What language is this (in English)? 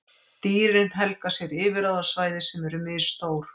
Icelandic